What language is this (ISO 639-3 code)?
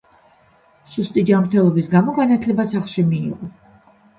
kat